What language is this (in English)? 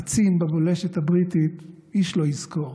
Hebrew